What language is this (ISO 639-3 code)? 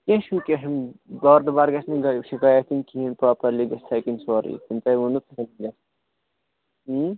kas